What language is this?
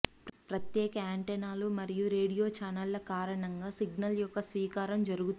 Telugu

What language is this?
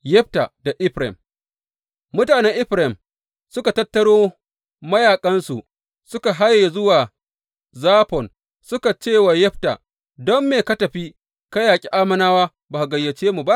Hausa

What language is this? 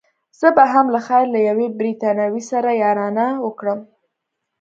Pashto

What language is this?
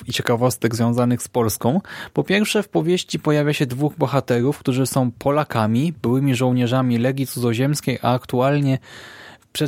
Polish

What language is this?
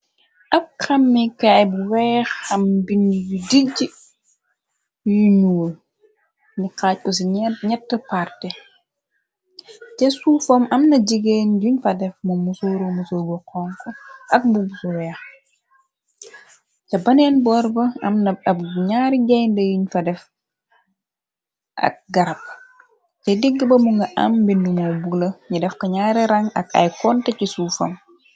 Wolof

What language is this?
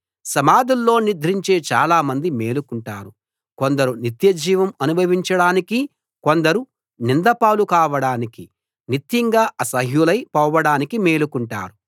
Telugu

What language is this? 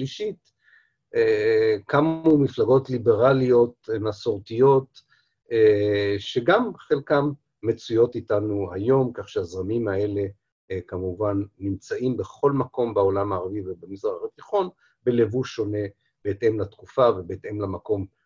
Hebrew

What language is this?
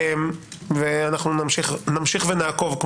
Hebrew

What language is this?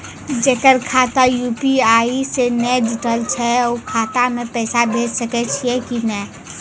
Maithili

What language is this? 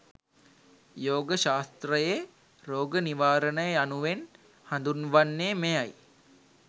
Sinhala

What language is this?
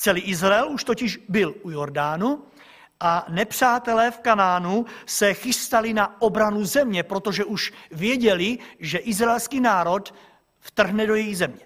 Czech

